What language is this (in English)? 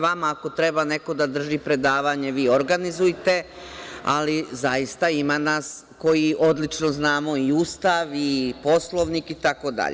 Serbian